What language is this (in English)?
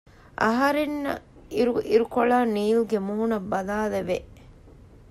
Divehi